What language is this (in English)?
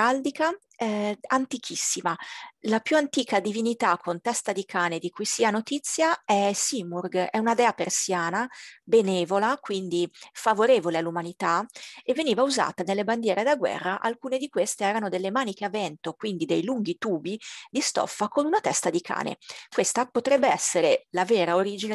Italian